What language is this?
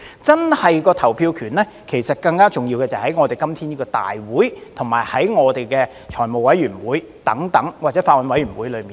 Cantonese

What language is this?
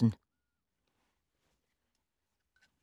Danish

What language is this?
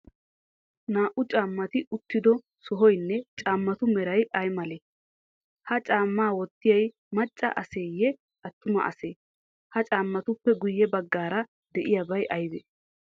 Wolaytta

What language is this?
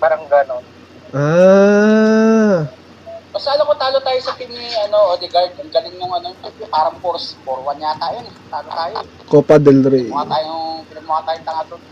Filipino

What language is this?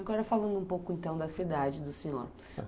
Portuguese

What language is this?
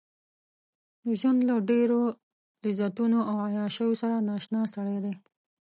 Pashto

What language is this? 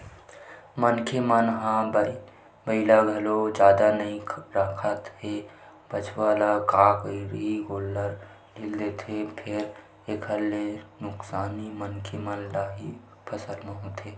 Chhattisgarhi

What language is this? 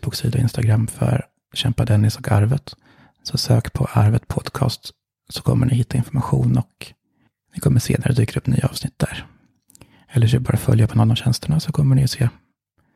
Swedish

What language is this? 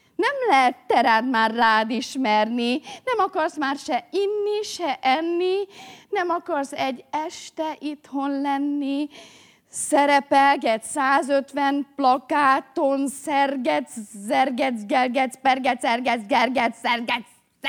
Hungarian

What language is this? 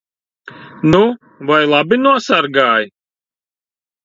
Latvian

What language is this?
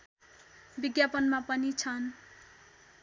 Nepali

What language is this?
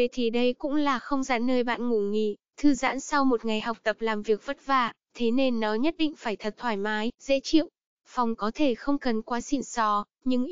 Vietnamese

